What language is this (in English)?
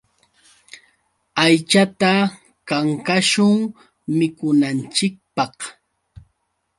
Yauyos Quechua